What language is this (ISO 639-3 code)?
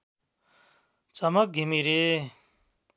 nep